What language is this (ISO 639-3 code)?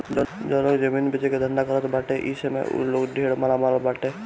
bho